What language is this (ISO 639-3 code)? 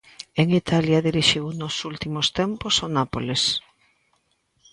glg